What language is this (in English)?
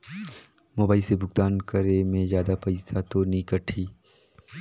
Chhattisgarhi